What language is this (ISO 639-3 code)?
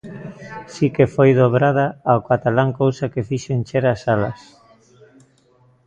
glg